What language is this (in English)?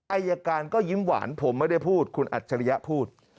Thai